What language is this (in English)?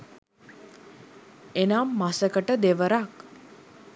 Sinhala